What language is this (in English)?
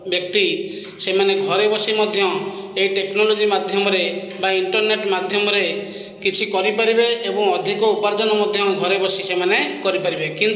Odia